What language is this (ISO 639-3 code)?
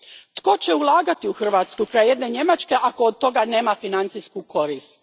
hrv